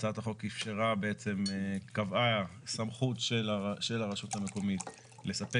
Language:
Hebrew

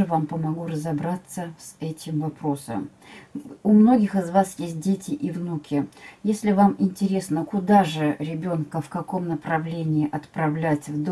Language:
Russian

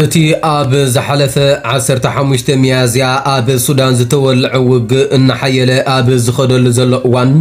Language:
Arabic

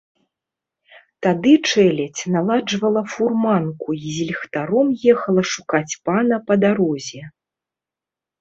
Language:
Belarusian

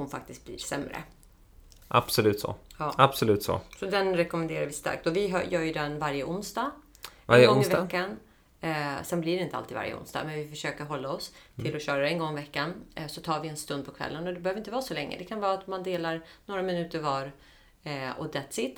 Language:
Swedish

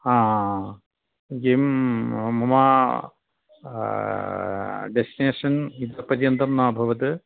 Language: Sanskrit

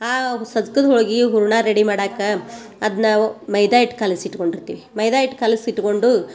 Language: Kannada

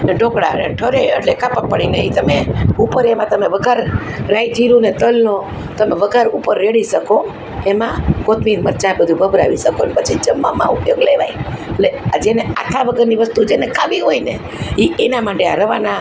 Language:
Gujarati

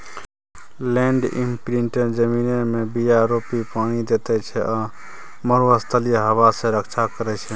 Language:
Maithili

